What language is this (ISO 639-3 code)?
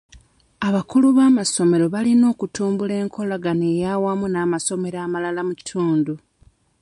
lug